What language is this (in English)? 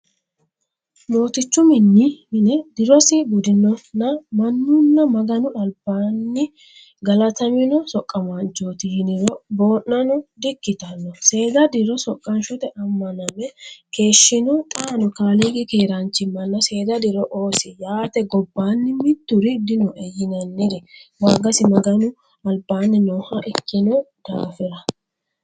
Sidamo